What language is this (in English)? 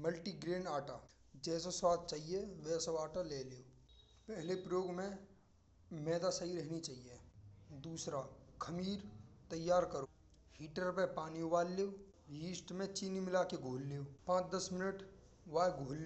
Braj